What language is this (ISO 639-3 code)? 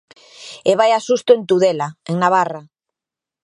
glg